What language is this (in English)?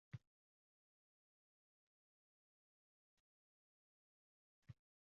Uzbek